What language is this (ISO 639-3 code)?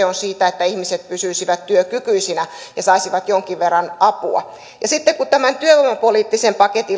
fin